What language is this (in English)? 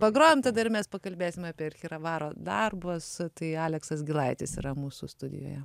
Lithuanian